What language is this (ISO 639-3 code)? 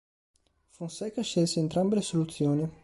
ita